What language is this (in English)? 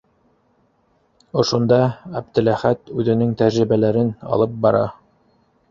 Bashkir